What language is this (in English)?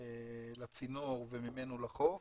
Hebrew